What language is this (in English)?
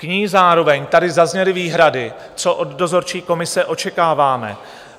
Czech